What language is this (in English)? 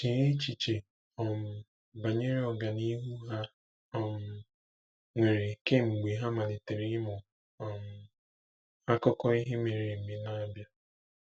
Igbo